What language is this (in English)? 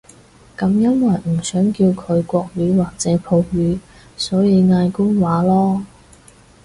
Cantonese